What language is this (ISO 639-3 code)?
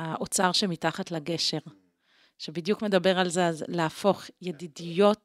heb